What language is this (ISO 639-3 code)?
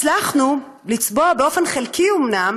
heb